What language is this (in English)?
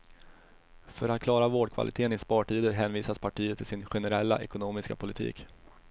Swedish